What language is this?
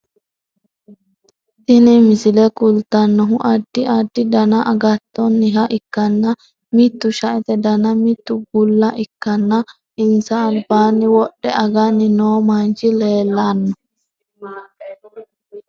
Sidamo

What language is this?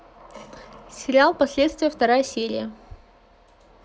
Russian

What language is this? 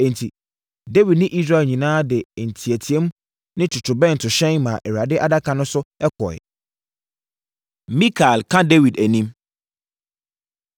Akan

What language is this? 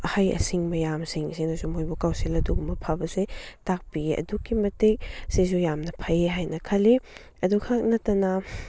Manipuri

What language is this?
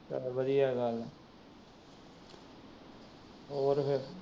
Punjabi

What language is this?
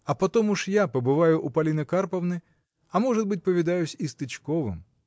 Russian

